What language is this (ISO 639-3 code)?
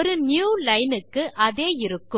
tam